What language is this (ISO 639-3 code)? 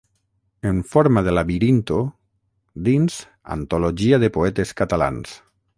cat